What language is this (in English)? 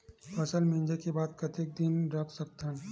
Chhattisgarhi